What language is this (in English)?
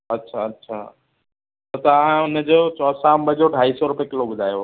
Sindhi